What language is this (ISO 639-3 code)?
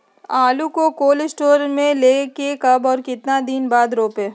mag